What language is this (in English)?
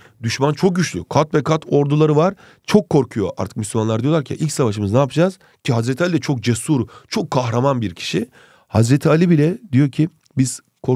Turkish